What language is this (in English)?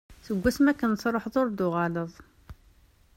Kabyle